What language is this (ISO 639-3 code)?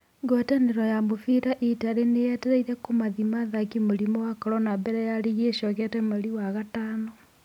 kik